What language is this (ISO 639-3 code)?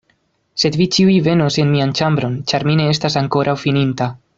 epo